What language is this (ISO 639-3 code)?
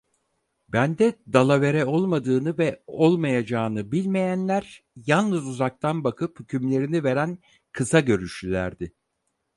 tur